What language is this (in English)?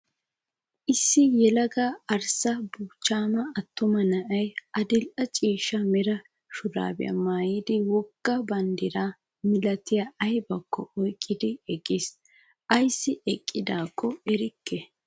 Wolaytta